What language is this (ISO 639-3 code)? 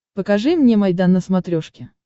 rus